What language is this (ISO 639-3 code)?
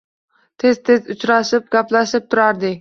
uzb